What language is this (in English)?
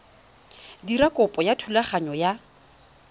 Tswana